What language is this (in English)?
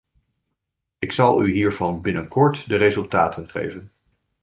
Dutch